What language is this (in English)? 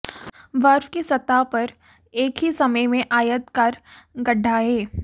Hindi